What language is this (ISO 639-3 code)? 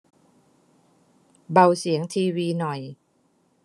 tha